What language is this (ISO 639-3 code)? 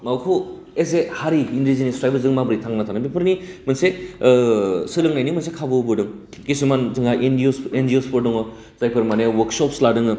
brx